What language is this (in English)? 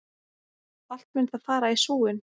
Icelandic